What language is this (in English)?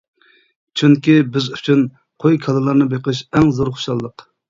Uyghur